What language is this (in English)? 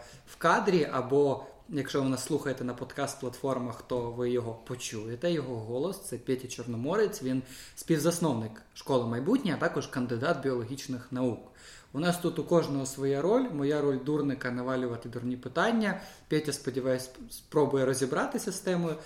Ukrainian